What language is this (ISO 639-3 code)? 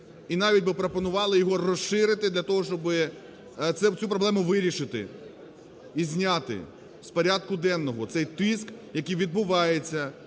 ukr